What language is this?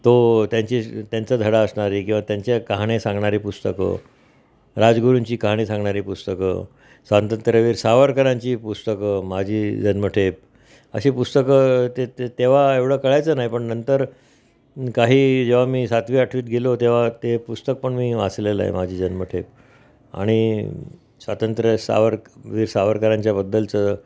Marathi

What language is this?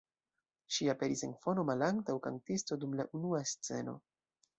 Esperanto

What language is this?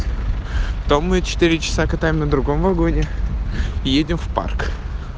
Russian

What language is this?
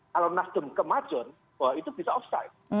Indonesian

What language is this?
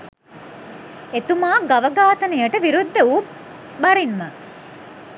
Sinhala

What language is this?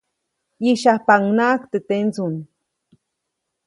Copainalá Zoque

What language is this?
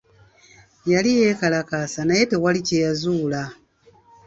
Ganda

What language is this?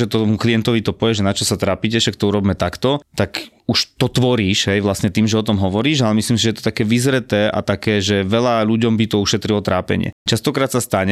Slovak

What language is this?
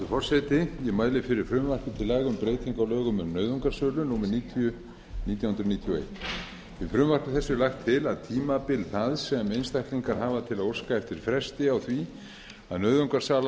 Icelandic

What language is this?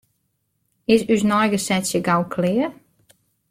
Western Frisian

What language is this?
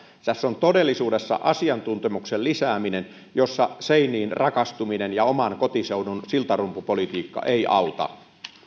Finnish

